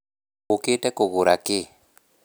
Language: Kikuyu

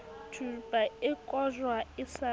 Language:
Southern Sotho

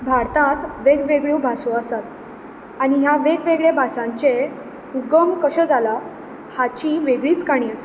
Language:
Konkani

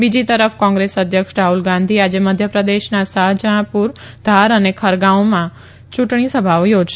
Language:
Gujarati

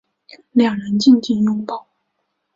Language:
Chinese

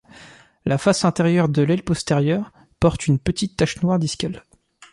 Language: French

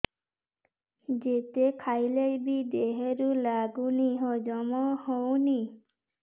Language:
Odia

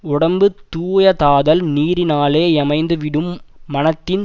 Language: Tamil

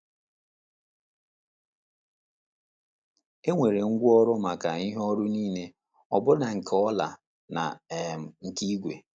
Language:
Igbo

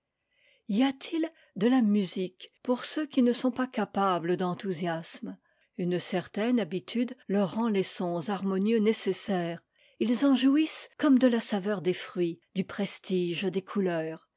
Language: French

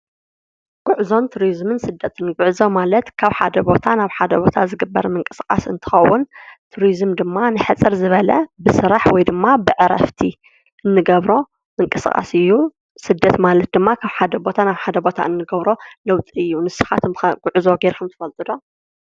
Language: Tigrinya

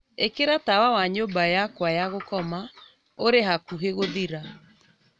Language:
Kikuyu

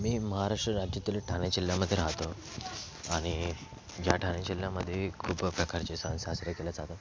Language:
Marathi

